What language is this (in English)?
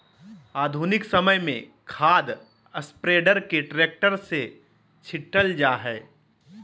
Magahi